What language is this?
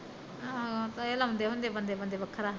Punjabi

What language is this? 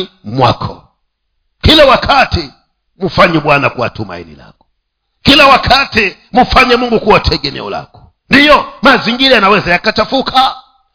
Swahili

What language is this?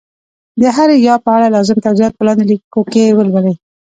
Pashto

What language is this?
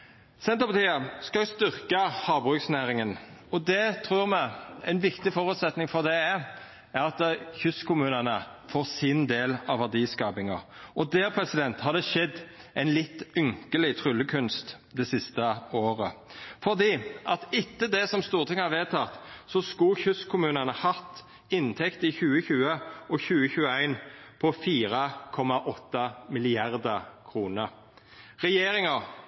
Norwegian Nynorsk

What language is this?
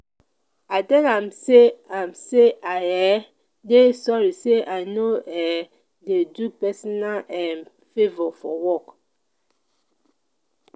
Nigerian Pidgin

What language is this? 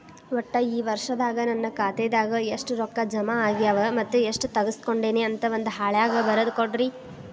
Kannada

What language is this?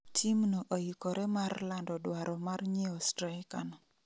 Luo (Kenya and Tanzania)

